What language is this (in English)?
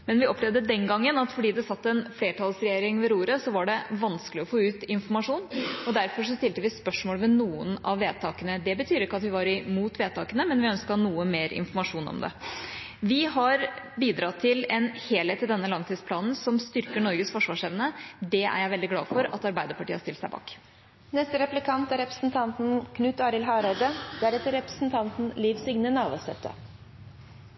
Norwegian